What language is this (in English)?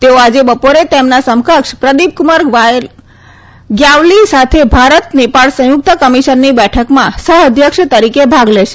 Gujarati